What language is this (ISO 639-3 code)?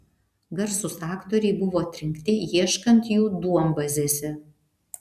lit